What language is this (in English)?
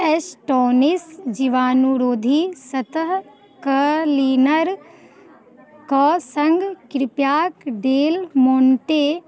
Maithili